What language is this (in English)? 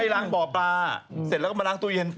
Thai